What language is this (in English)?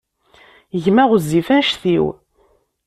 Kabyle